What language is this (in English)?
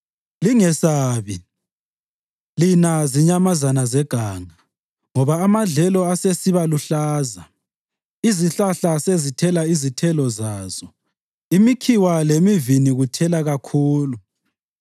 North Ndebele